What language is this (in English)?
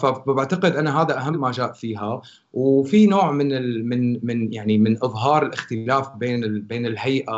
Arabic